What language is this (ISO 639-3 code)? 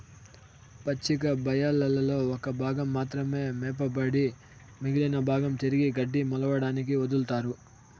tel